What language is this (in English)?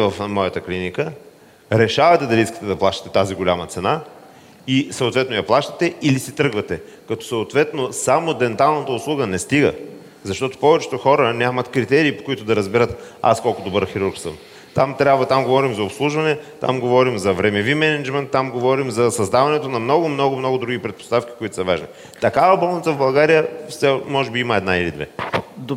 Bulgarian